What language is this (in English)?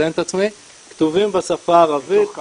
Hebrew